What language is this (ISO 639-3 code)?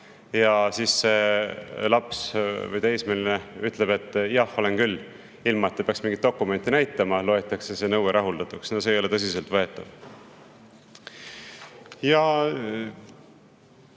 est